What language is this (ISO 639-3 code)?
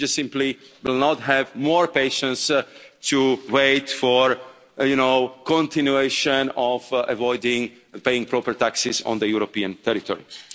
eng